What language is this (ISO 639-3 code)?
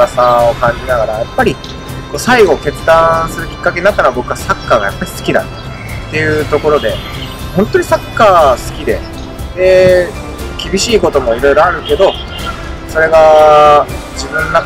jpn